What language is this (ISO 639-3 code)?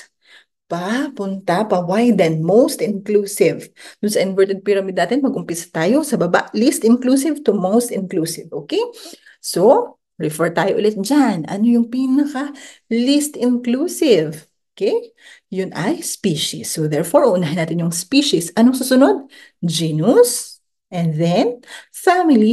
fil